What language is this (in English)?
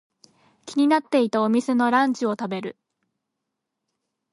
Japanese